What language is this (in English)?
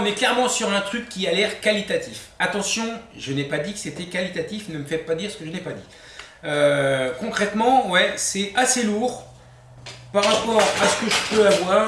French